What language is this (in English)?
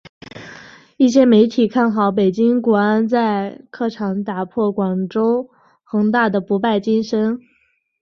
Chinese